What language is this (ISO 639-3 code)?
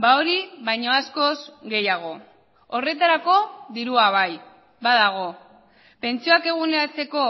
eus